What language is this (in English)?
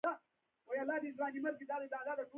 Pashto